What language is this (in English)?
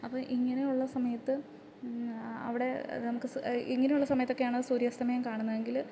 Malayalam